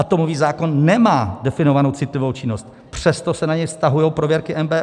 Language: Czech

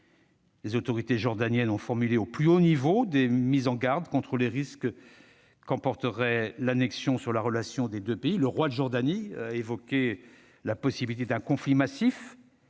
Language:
French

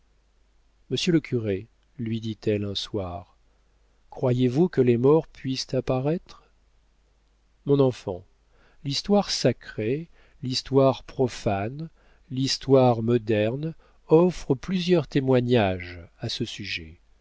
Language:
French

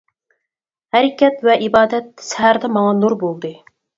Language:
Uyghur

